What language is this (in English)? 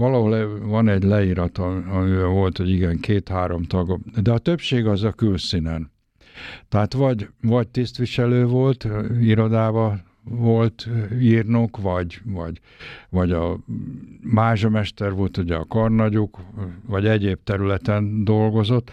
Hungarian